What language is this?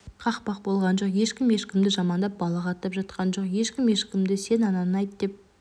Kazakh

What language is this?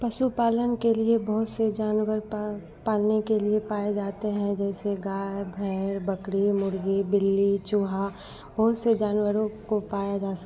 Hindi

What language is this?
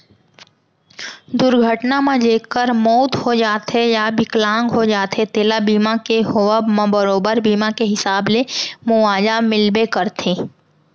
Chhattisgarhi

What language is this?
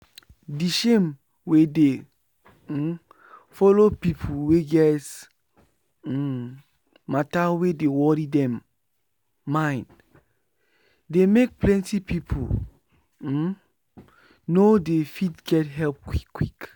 Nigerian Pidgin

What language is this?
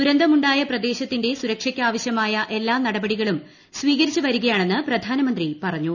Malayalam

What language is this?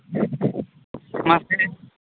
Santali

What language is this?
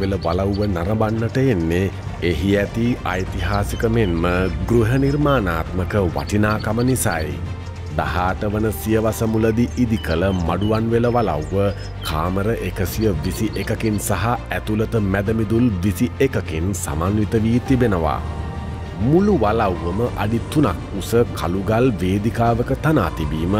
Dutch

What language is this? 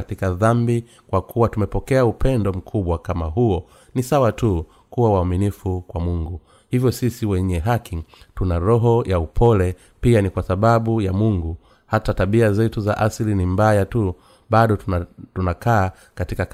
Swahili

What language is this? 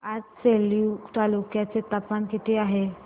Marathi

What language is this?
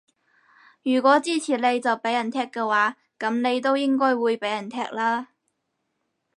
Cantonese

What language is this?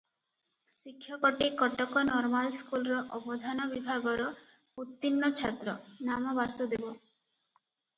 Odia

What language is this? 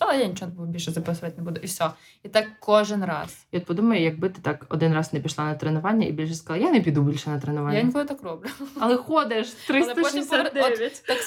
Ukrainian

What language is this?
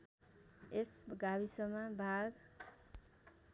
Nepali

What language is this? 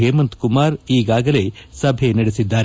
Kannada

